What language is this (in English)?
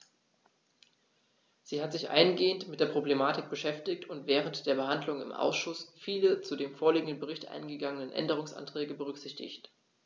German